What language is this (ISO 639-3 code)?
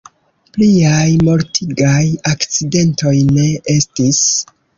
epo